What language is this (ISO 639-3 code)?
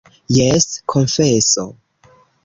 epo